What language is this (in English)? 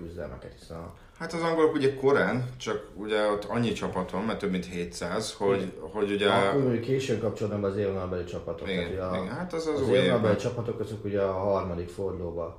Hungarian